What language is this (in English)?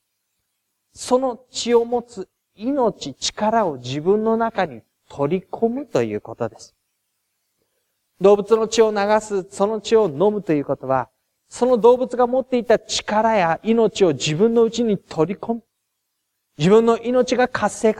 Japanese